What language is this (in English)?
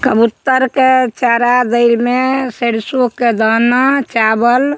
Maithili